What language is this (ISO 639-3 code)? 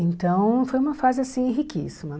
por